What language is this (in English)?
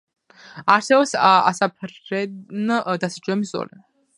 Georgian